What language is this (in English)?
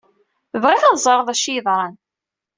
Kabyle